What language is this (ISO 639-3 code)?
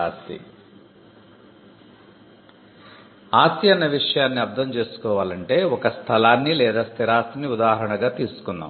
tel